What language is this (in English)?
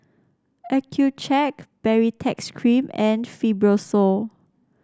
English